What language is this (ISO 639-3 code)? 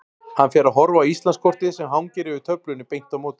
isl